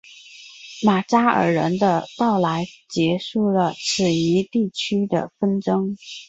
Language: Chinese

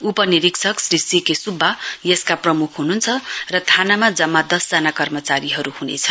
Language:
Nepali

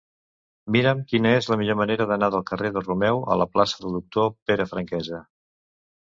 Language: Catalan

